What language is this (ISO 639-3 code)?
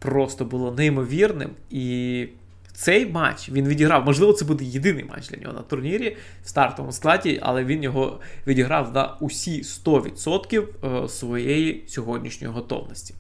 ukr